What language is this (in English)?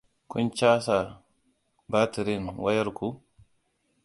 Hausa